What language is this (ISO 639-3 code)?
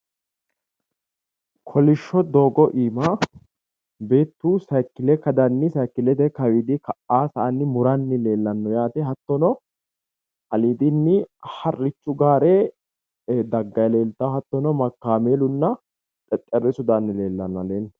sid